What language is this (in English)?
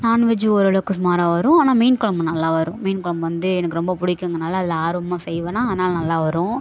Tamil